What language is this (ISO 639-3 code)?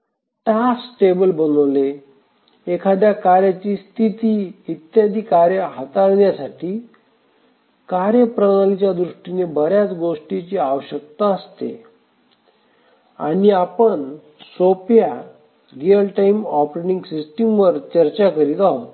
mar